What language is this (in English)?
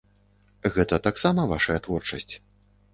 Belarusian